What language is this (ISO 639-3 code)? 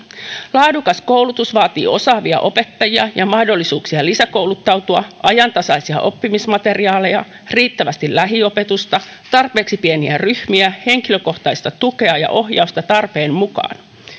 fin